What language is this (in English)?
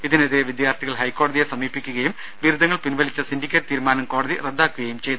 Malayalam